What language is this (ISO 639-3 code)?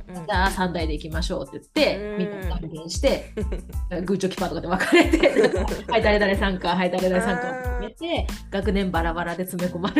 jpn